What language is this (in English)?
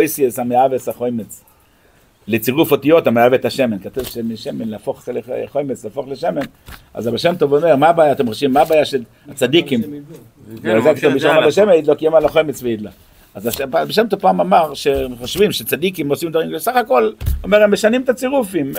Hebrew